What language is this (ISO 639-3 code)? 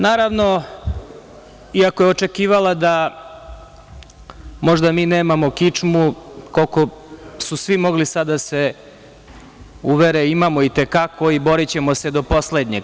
srp